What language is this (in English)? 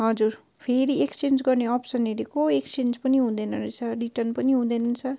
Nepali